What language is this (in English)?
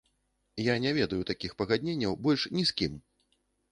Belarusian